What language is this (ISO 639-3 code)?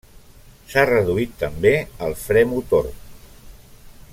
cat